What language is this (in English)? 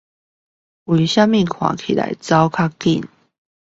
Chinese